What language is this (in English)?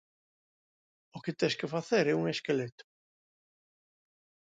Galician